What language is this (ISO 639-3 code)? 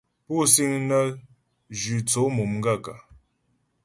bbj